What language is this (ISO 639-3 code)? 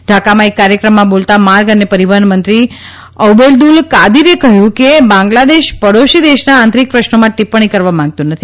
guj